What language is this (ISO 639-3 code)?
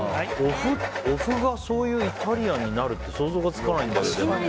jpn